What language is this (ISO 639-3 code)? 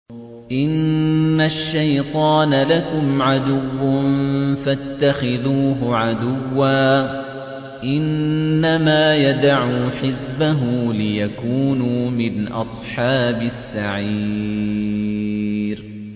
ara